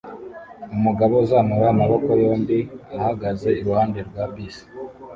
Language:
Kinyarwanda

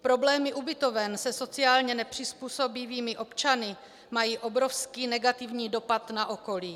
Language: Czech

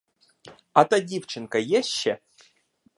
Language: Ukrainian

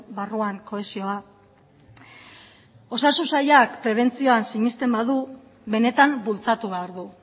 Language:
Basque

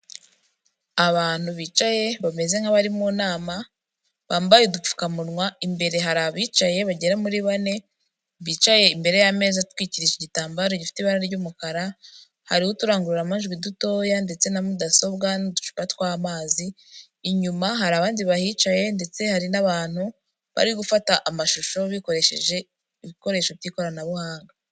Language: Kinyarwanda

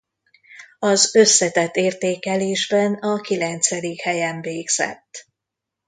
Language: Hungarian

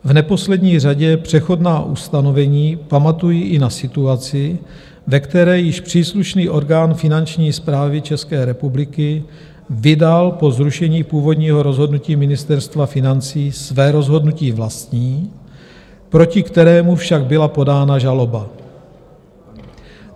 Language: Czech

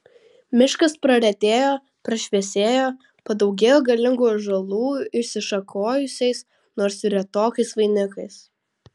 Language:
Lithuanian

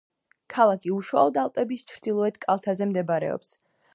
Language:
Georgian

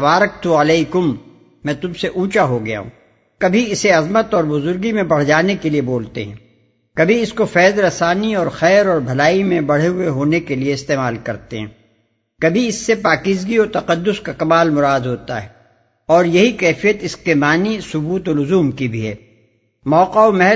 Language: Urdu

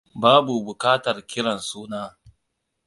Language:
Hausa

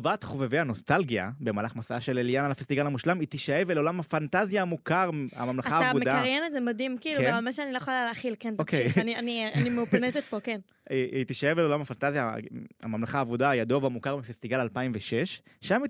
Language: Hebrew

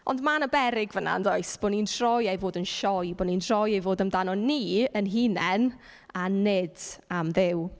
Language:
Welsh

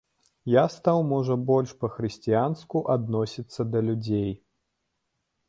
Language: Belarusian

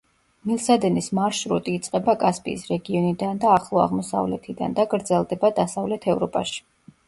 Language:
Georgian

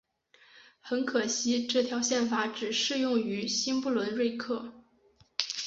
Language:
Chinese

